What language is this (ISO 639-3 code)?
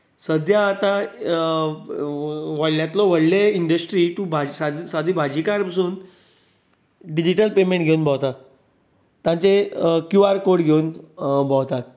kok